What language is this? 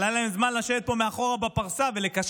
Hebrew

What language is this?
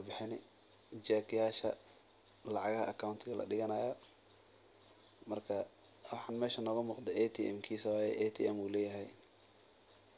Somali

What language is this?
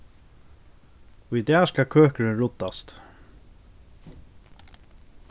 Faroese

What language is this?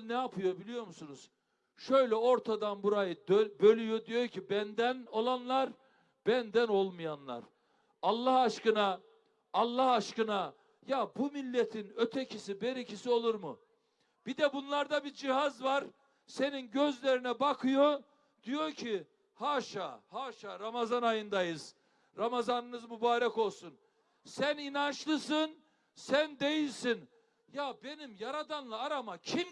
Turkish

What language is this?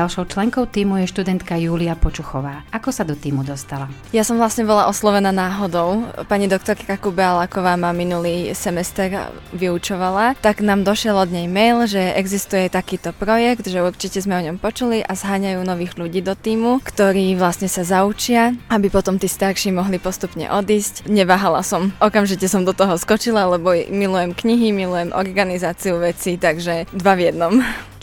Slovak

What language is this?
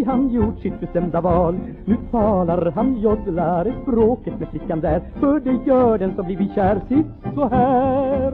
Norwegian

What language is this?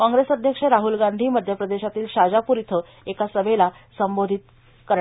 Marathi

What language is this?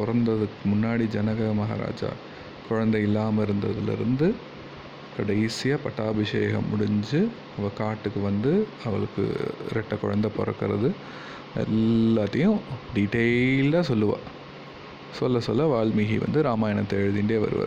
Tamil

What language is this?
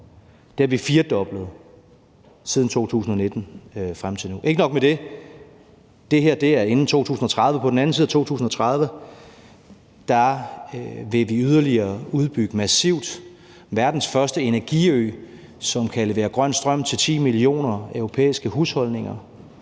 Danish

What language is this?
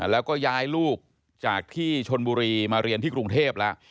Thai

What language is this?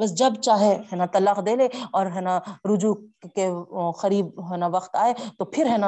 Urdu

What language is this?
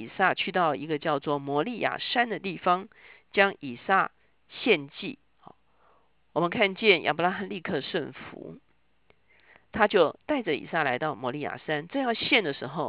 Chinese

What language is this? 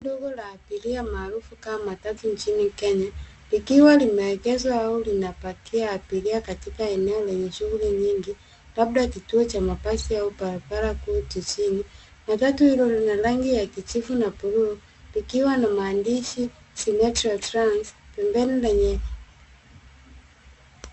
Swahili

